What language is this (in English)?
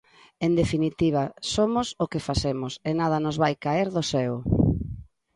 Galician